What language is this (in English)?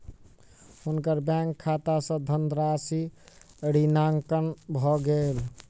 Maithili